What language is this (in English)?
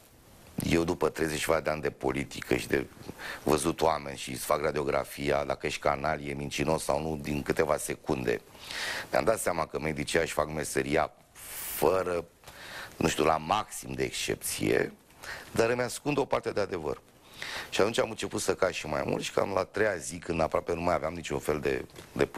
Romanian